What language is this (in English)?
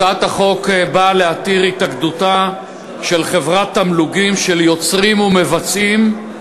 Hebrew